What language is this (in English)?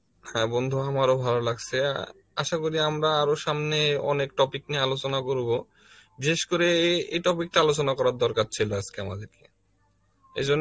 Bangla